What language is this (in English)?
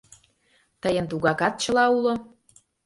Mari